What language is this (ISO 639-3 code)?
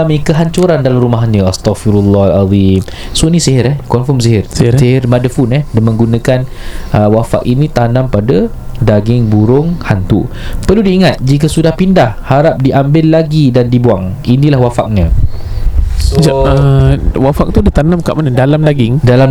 msa